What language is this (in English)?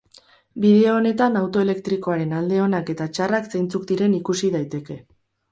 Basque